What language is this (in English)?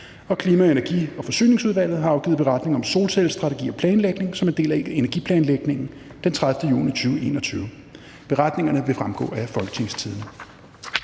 Danish